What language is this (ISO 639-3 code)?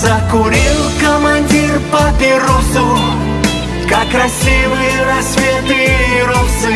rus